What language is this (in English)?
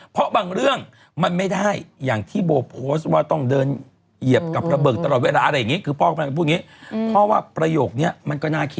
Thai